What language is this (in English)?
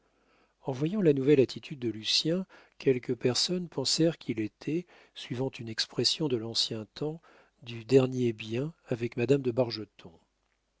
French